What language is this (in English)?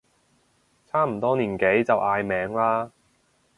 Cantonese